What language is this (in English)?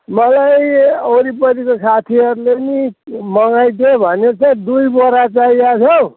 Nepali